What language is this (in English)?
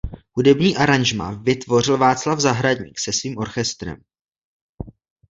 Czech